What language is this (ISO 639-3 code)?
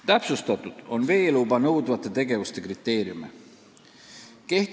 est